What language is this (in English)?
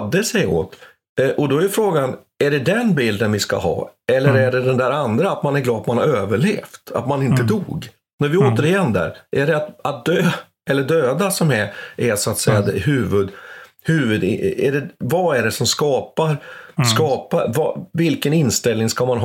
Swedish